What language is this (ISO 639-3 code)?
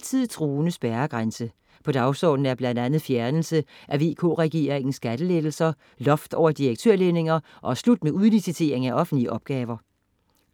dan